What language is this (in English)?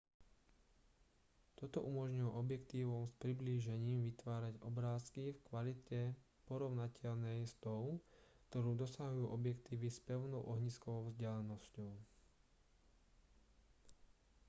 Slovak